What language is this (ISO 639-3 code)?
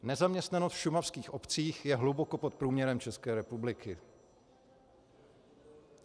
ces